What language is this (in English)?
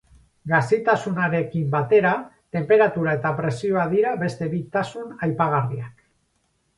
Basque